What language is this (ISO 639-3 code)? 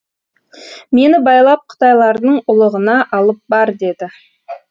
kaz